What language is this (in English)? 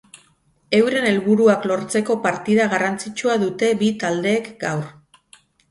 Basque